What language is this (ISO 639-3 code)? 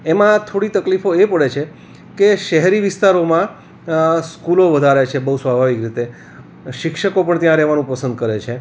guj